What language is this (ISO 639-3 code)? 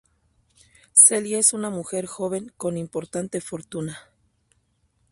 spa